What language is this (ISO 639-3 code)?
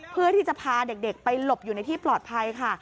tha